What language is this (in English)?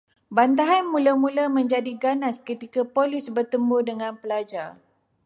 Malay